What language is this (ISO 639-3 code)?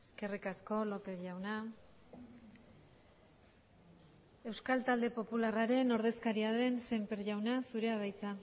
eus